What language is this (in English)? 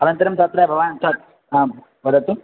Sanskrit